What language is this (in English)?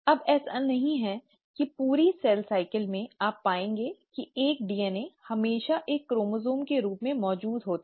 Hindi